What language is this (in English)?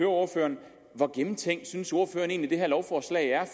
Danish